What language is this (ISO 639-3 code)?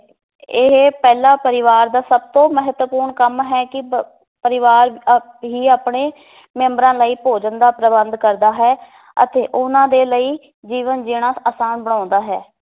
pan